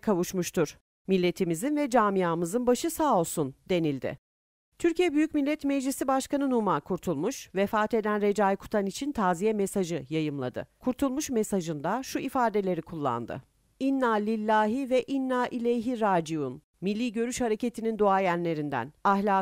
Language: Turkish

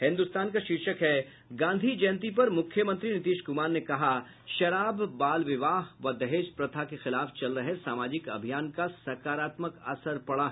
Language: Hindi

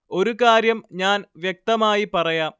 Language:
Malayalam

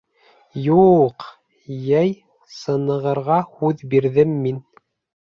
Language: Bashkir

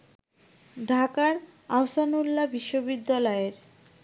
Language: Bangla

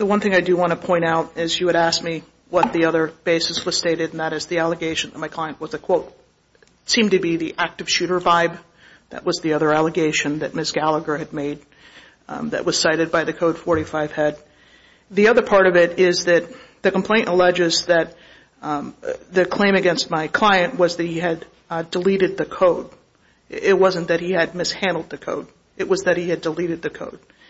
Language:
English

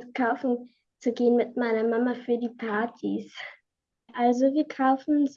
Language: German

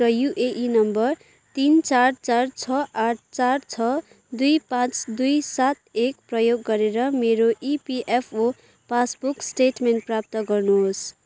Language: Nepali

